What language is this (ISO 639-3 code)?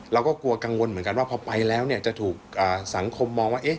tha